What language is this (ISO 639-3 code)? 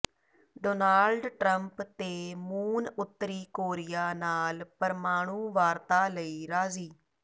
pan